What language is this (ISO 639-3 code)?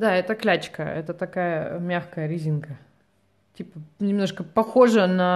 rus